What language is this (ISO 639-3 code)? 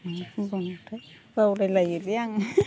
brx